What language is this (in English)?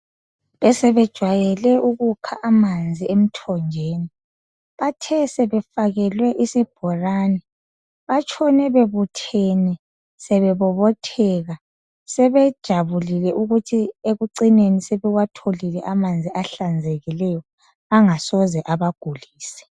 North Ndebele